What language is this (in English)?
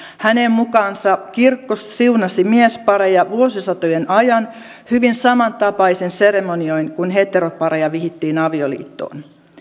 Finnish